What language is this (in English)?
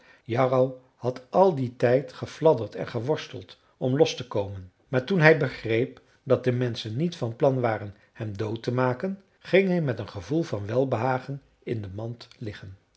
Dutch